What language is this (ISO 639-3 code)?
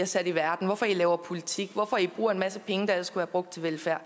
dan